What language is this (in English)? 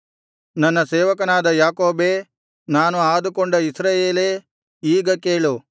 Kannada